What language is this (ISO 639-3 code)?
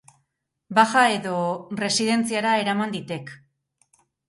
eus